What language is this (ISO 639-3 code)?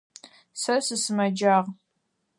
ady